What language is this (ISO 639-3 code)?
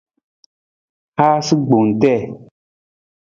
nmz